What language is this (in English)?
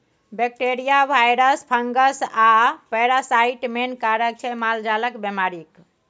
Maithili